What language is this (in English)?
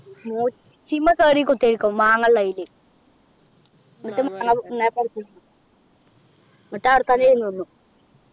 Malayalam